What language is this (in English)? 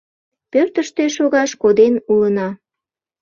Mari